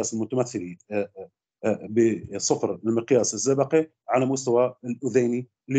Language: Arabic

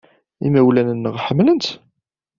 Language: Kabyle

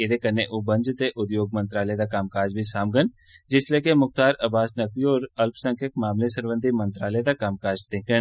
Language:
Dogri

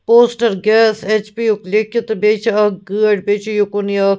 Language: Kashmiri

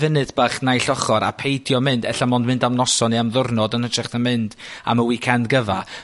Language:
Welsh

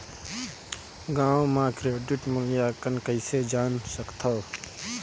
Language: Chhattisgarhi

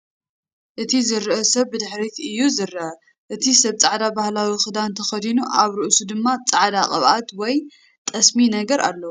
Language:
Tigrinya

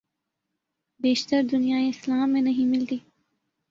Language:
Urdu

